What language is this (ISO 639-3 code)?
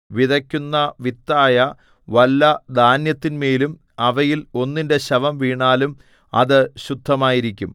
mal